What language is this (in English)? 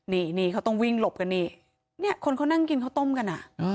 Thai